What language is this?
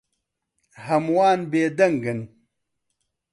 Central Kurdish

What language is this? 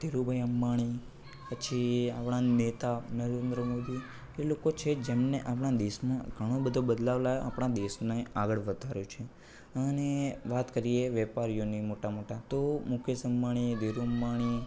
Gujarati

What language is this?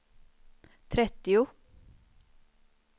Swedish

